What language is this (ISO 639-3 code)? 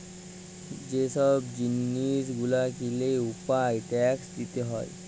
ben